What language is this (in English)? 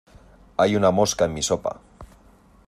Spanish